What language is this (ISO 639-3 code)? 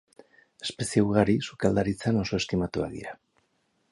eus